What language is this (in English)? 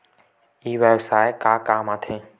Chhattisgarhi